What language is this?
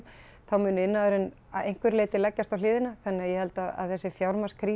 Icelandic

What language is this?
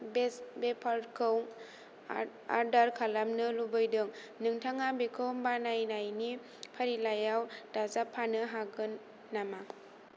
Bodo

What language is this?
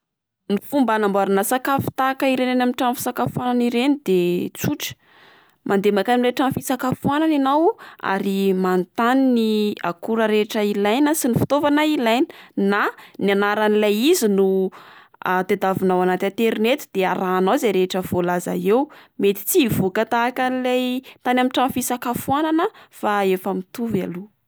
Malagasy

